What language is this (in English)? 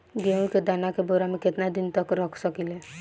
Bhojpuri